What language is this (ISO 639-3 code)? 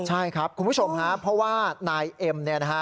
tha